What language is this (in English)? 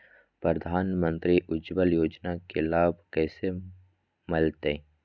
Magahi